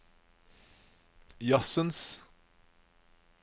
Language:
Norwegian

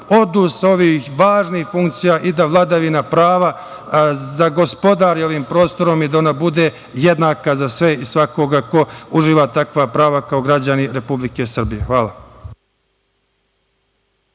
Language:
Serbian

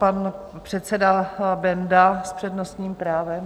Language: Czech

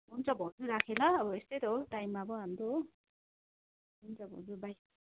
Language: Nepali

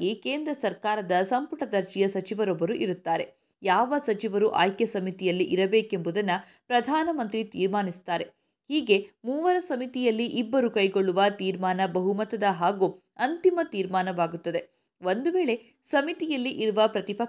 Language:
Kannada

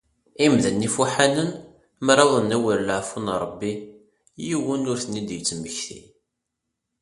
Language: Kabyle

